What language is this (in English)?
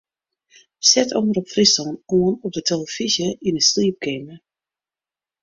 Western Frisian